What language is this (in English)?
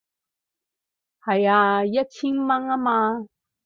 Cantonese